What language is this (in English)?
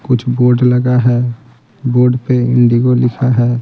Hindi